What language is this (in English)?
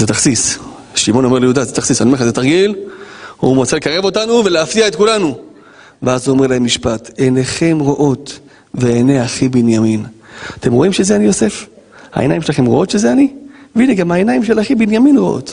Hebrew